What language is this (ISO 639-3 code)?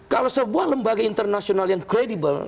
ind